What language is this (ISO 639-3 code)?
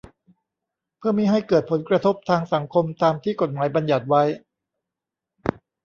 tha